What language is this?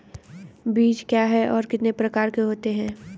Hindi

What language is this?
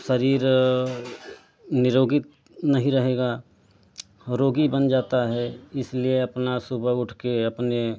Hindi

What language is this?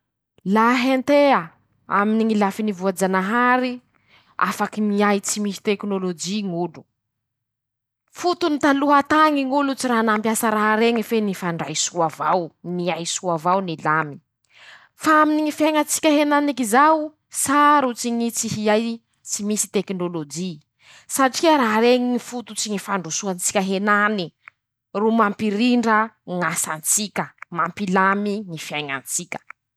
Masikoro Malagasy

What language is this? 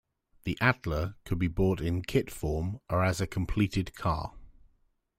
English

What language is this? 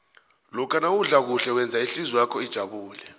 South Ndebele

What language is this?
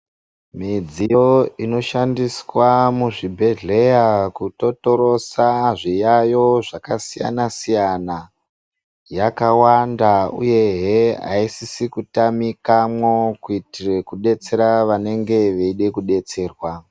Ndau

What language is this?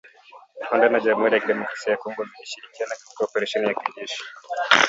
Swahili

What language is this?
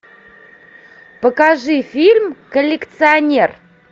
Russian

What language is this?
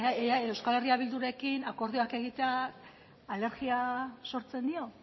Basque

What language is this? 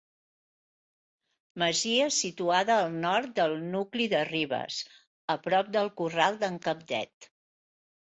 Catalan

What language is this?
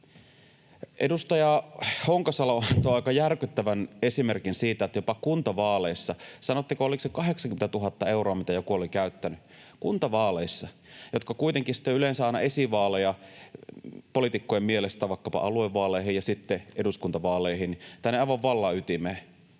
Finnish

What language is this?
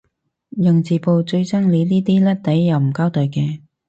Cantonese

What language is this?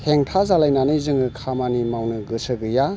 Bodo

